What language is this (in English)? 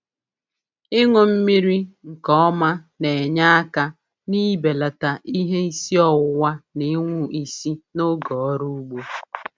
Igbo